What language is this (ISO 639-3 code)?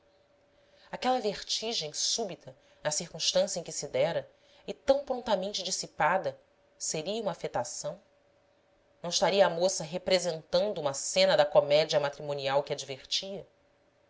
por